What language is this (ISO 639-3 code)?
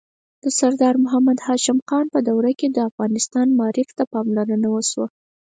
pus